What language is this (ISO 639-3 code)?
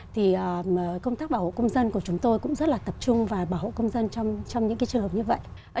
vie